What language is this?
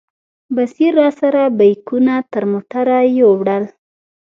Pashto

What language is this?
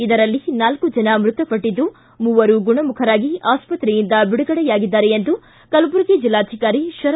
Kannada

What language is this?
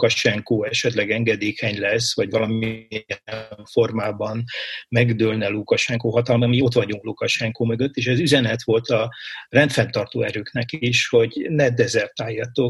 Hungarian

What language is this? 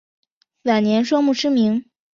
Chinese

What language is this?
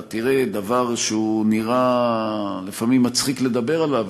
Hebrew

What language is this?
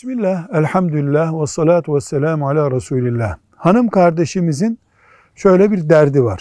Turkish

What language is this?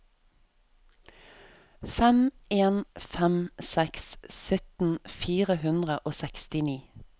Norwegian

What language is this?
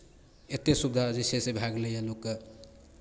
Maithili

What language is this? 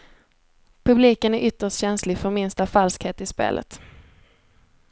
Swedish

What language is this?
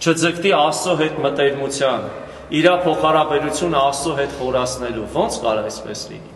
Romanian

